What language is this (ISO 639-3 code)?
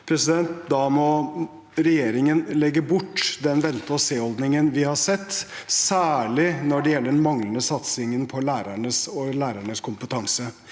nor